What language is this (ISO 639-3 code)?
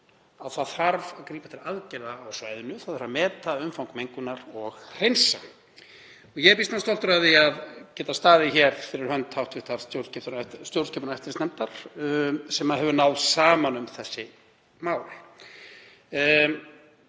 isl